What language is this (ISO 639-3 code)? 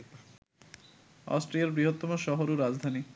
ben